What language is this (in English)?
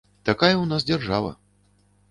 Belarusian